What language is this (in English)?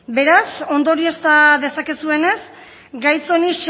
Basque